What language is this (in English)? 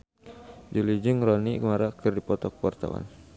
Sundanese